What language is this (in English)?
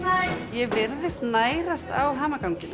Icelandic